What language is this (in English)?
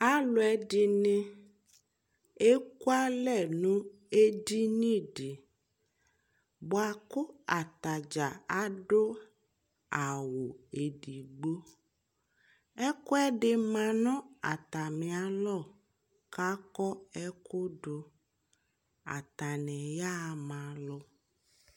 Ikposo